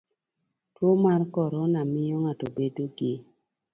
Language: Luo (Kenya and Tanzania)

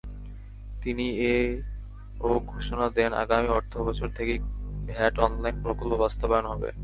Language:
Bangla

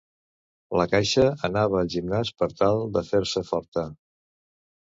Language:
Catalan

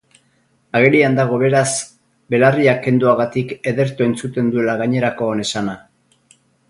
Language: Basque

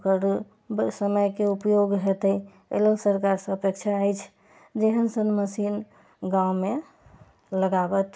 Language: Maithili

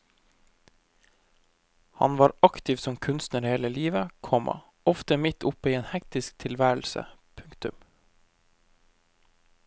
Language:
Norwegian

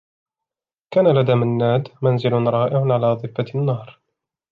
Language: Arabic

